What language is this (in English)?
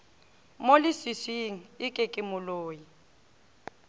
Northern Sotho